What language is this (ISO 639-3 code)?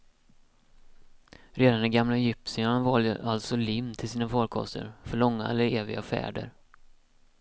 swe